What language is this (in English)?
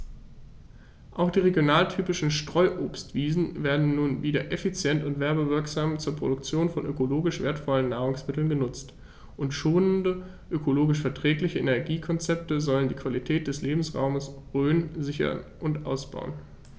German